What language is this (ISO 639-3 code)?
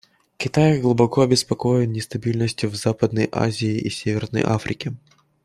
rus